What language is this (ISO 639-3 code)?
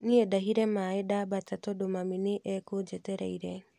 kik